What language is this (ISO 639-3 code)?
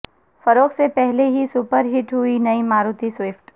urd